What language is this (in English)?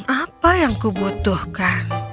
Indonesian